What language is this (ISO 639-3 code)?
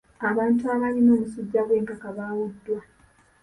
lug